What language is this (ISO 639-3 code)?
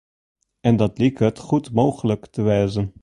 fry